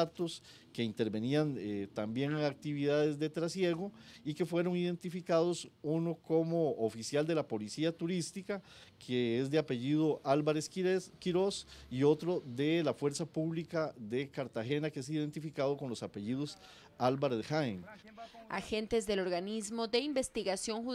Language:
Spanish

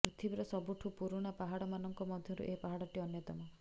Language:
Odia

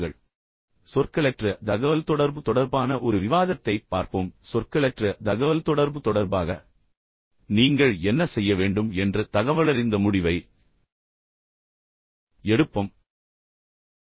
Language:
Tamil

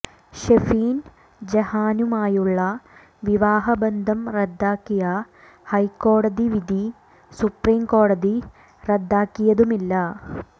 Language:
Malayalam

